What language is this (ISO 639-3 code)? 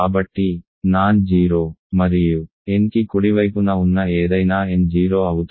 tel